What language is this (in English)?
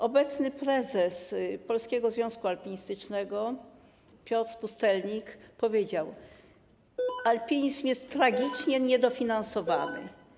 Polish